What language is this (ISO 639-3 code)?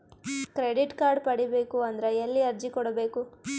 kan